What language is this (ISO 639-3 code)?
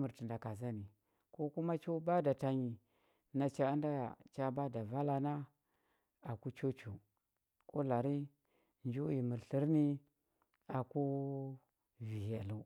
hbb